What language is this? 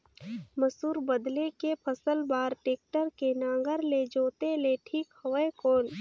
Chhattisgarhi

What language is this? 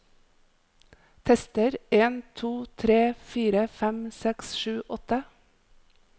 Norwegian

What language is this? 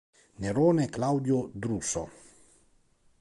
Italian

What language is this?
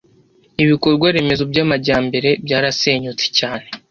Kinyarwanda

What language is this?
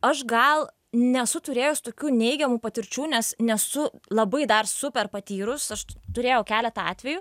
Lithuanian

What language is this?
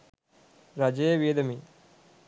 Sinhala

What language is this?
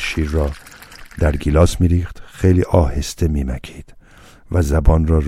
Persian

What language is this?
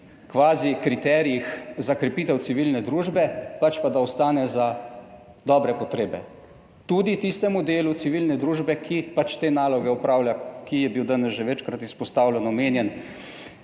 Slovenian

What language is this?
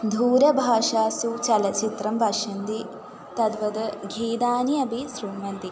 Sanskrit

